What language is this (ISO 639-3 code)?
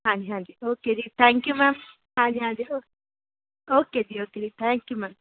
pan